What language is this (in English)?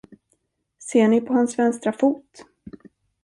Swedish